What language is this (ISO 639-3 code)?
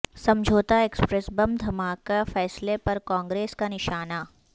urd